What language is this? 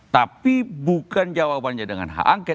Indonesian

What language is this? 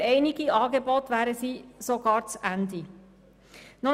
Swiss German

